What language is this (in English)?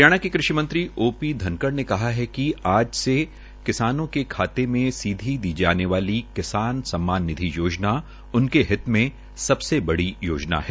Hindi